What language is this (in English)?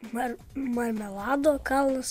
Lithuanian